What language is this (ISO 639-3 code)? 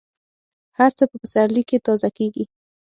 pus